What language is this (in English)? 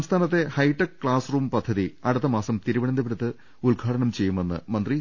Malayalam